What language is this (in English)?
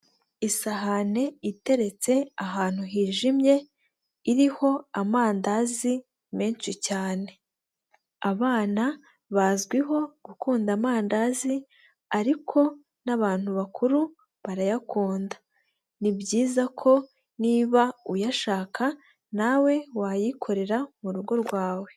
Kinyarwanda